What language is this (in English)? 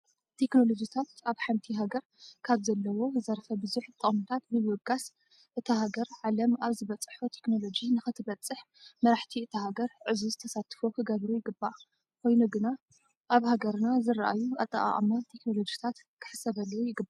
Tigrinya